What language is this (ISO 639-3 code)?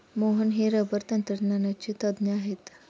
mar